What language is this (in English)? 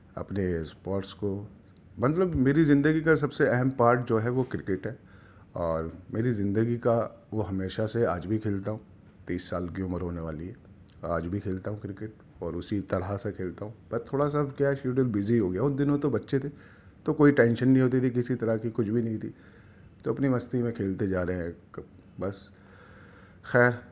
Urdu